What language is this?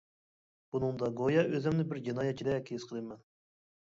Uyghur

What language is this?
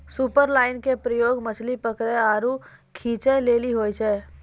Maithili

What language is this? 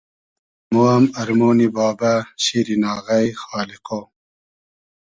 Hazaragi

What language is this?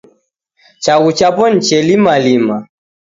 Taita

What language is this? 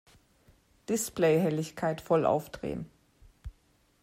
German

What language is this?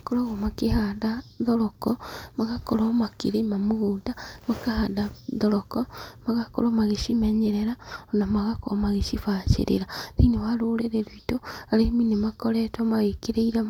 Kikuyu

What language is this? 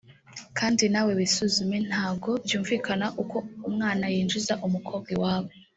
Kinyarwanda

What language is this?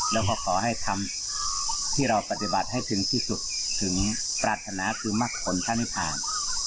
Thai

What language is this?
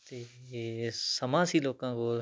Punjabi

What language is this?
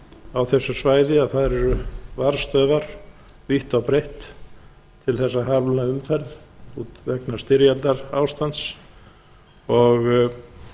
Icelandic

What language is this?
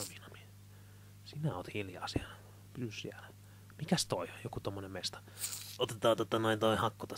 Finnish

